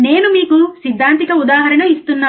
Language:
Telugu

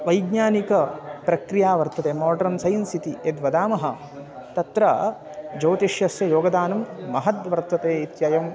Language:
Sanskrit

